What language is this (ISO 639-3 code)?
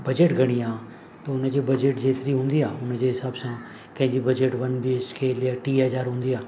snd